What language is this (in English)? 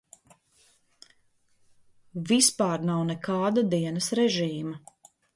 Latvian